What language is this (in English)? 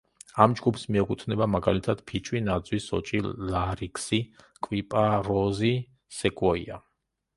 Georgian